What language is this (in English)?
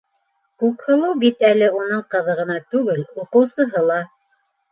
Bashkir